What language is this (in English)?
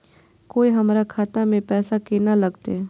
Maithili